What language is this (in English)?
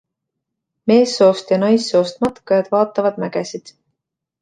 Estonian